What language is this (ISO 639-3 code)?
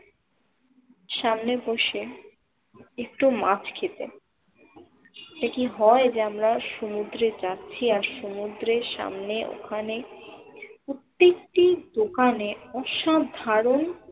ben